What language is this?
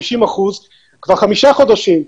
Hebrew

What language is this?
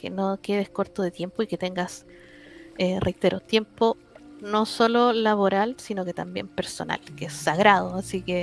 Spanish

